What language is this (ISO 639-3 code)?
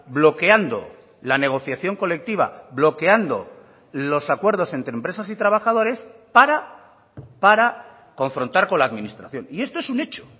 spa